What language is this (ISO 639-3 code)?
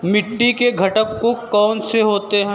hin